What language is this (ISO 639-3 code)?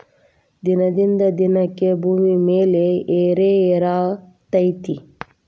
kan